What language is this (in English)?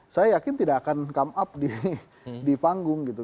Indonesian